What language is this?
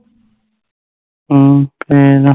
Punjabi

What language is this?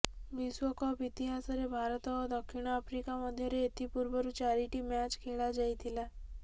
Odia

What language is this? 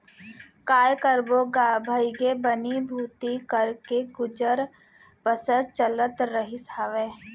Chhattisgarhi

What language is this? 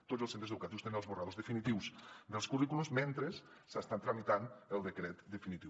Catalan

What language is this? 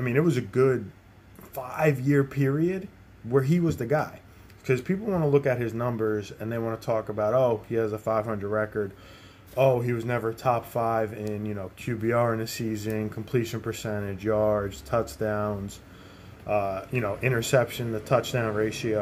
English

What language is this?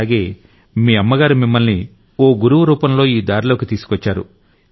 Telugu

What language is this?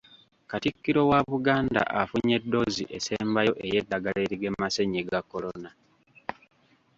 Ganda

